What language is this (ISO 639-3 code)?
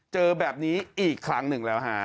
tha